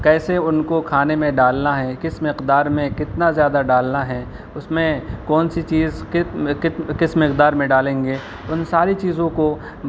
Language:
Urdu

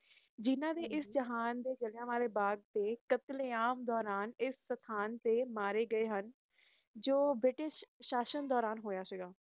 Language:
Punjabi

